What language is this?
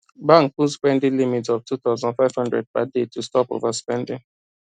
Nigerian Pidgin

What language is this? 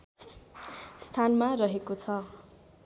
Nepali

